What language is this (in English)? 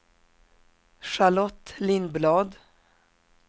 Swedish